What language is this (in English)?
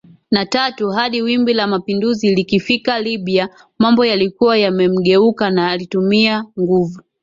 Swahili